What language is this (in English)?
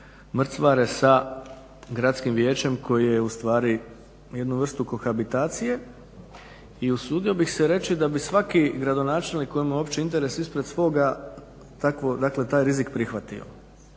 Croatian